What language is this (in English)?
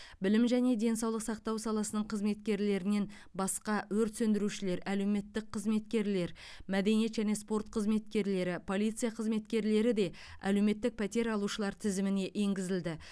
Kazakh